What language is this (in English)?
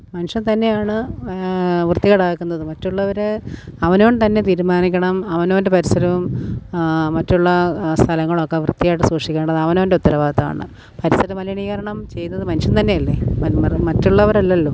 Malayalam